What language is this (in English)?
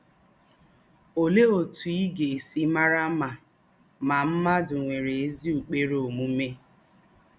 Igbo